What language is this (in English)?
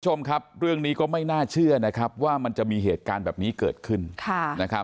Thai